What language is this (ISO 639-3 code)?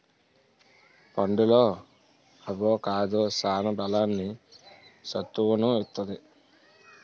tel